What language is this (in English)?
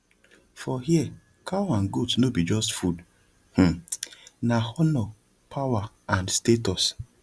Nigerian Pidgin